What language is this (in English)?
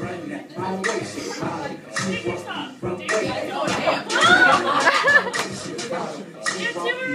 English